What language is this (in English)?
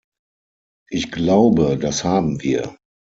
German